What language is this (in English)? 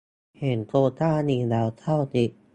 Thai